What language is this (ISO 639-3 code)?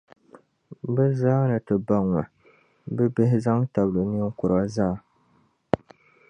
dag